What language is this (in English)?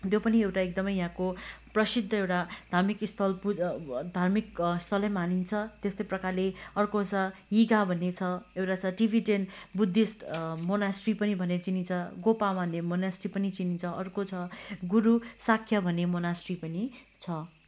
Nepali